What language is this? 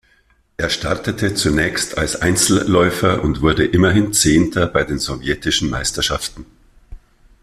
German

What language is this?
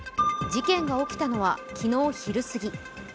Japanese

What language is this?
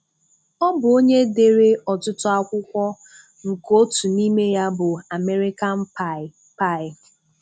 Igbo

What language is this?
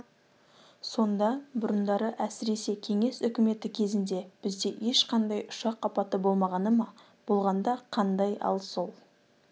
Kazakh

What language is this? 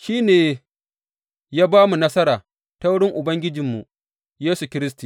Hausa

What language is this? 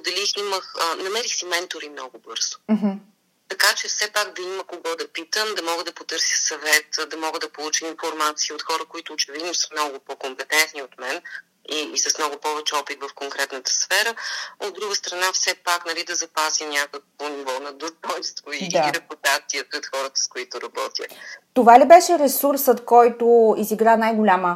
Bulgarian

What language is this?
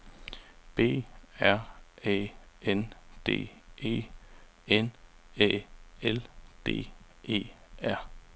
Danish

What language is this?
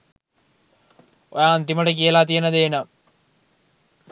Sinhala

